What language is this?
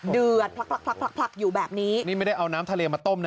Thai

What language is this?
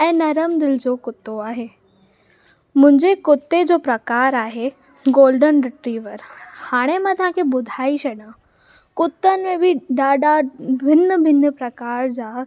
Sindhi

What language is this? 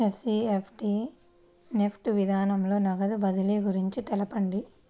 Telugu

